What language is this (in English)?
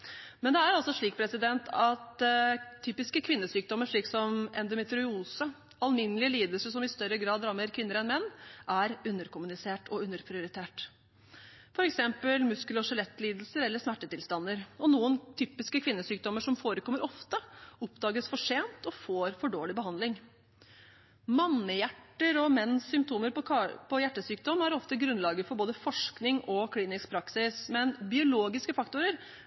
Norwegian Bokmål